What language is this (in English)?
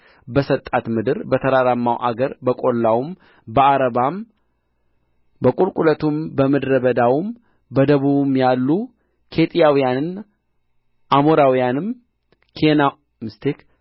Amharic